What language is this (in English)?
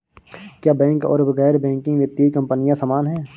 Hindi